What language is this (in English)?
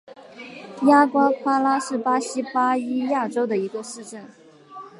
Chinese